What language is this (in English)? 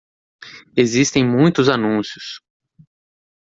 Portuguese